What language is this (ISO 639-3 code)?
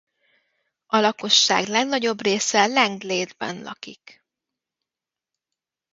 hun